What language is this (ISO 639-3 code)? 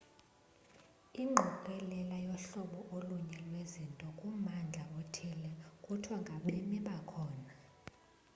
xho